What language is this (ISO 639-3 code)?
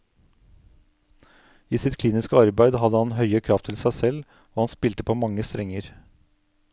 nor